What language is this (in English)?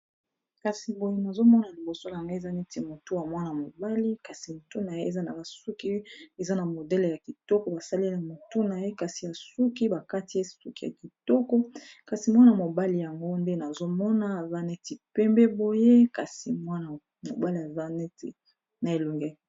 Lingala